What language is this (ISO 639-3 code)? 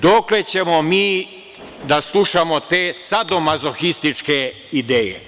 srp